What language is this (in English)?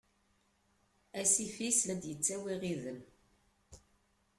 Kabyle